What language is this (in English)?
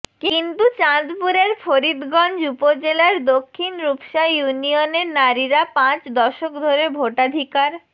Bangla